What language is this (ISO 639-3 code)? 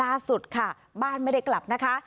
tha